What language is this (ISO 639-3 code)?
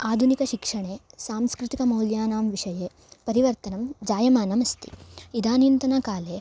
san